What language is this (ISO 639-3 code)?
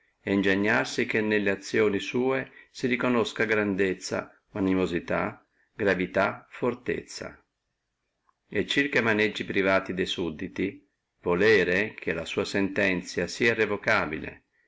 ita